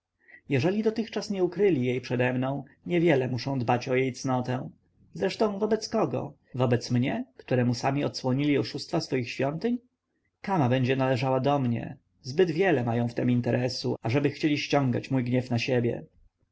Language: Polish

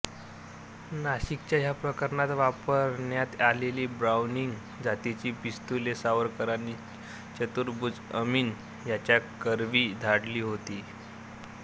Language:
Marathi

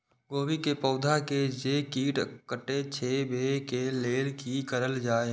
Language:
Maithili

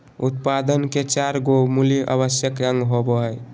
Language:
Magahi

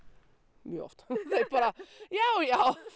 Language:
Icelandic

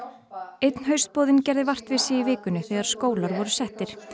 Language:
Icelandic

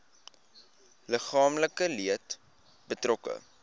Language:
Afrikaans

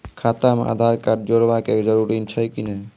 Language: Maithili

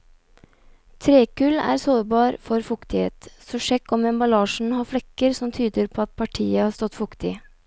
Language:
Norwegian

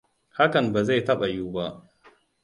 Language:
Hausa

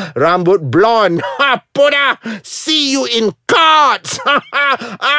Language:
Malay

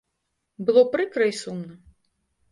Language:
Belarusian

